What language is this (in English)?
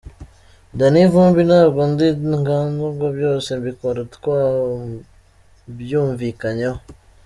Kinyarwanda